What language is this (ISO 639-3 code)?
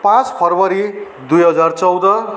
nep